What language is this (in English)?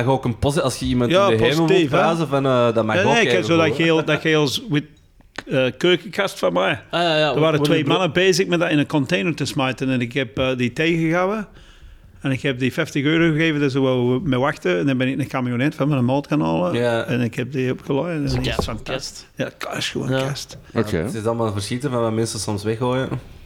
Dutch